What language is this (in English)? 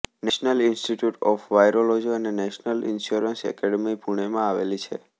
Gujarati